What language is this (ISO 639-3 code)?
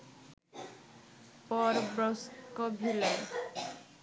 ben